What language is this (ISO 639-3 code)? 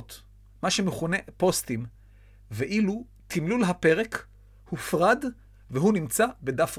heb